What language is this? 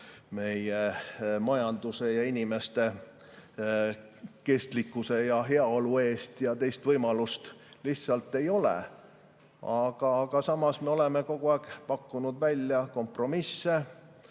Estonian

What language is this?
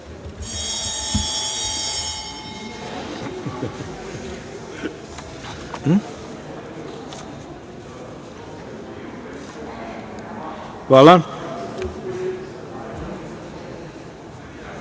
Serbian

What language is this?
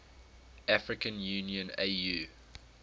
English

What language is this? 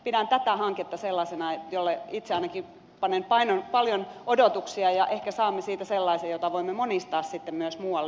Finnish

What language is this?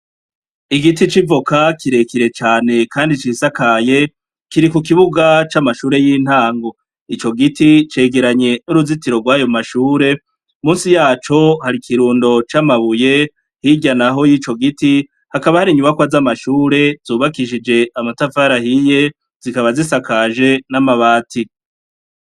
Rundi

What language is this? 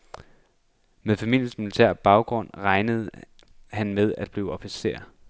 Danish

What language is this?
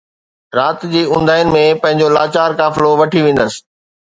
Sindhi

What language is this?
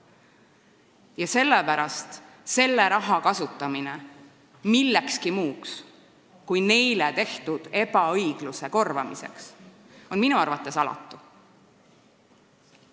Estonian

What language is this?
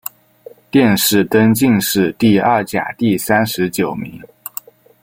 Chinese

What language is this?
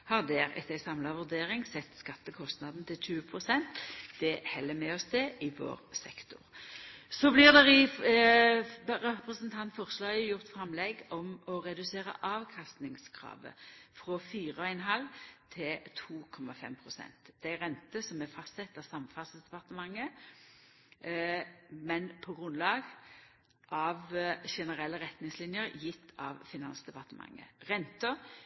Norwegian Nynorsk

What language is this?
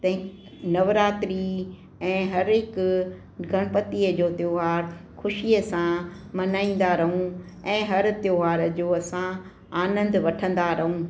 Sindhi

